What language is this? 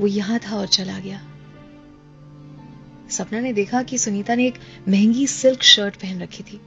Hindi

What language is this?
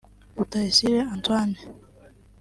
Kinyarwanda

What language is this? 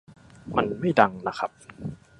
Thai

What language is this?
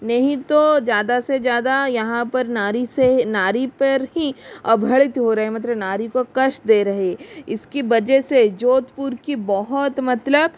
Hindi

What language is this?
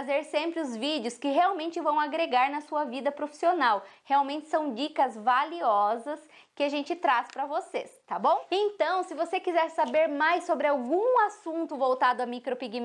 Portuguese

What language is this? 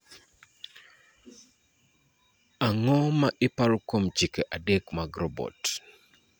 Luo (Kenya and Tanzania)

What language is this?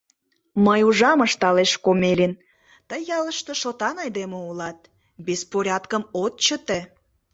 Mari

